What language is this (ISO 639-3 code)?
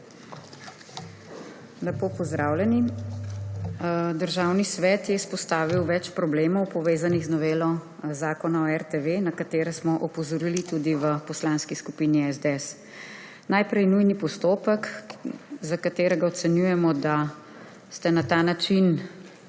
slv